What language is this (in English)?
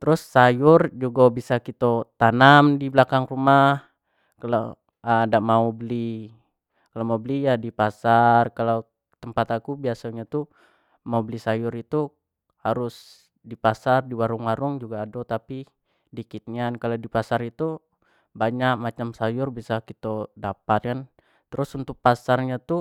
Jambi Malay